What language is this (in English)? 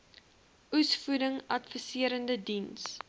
Afrikaans